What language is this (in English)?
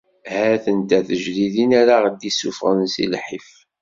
Kabyle